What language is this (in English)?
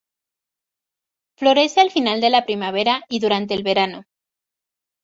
Spanish